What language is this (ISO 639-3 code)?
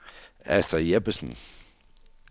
dan